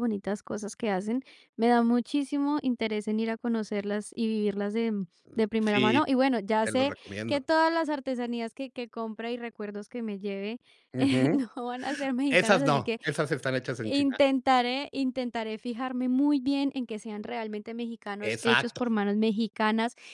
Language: Spanish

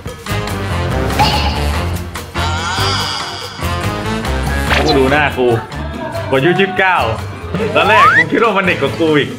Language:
Thai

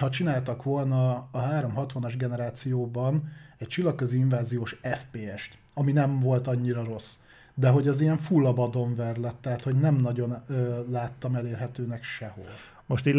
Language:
Hungarian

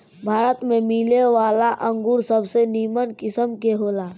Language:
Bhojpuri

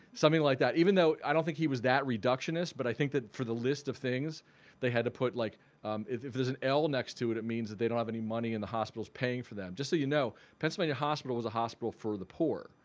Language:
English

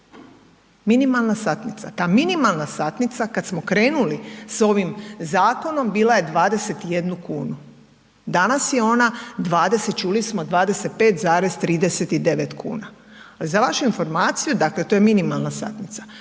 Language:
Croatian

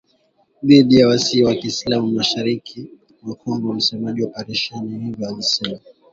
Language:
Swahili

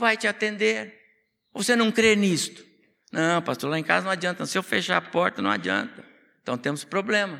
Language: Portuguese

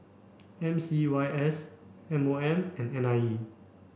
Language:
English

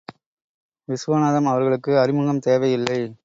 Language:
Tamil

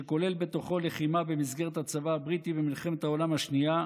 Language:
Hebrew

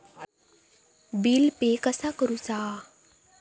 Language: Marathi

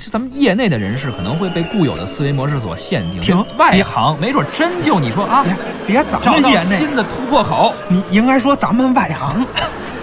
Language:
Chinese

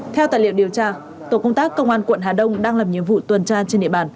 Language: Vietnamese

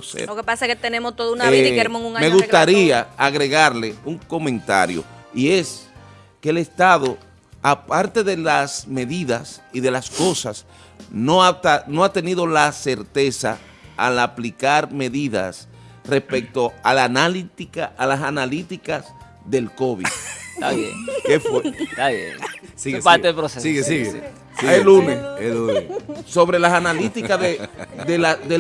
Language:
Spanish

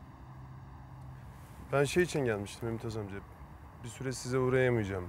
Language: Turkish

